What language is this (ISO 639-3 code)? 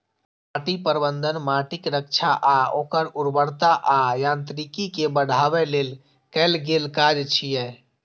mai